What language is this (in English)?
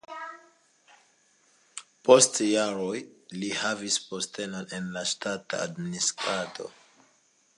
Esperanto